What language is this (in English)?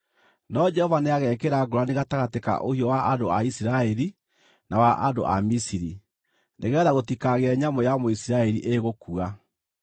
Kikuyu